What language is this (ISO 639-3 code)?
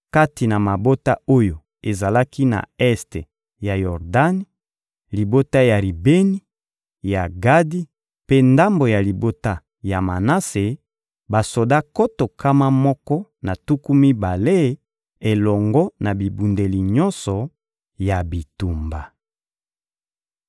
lin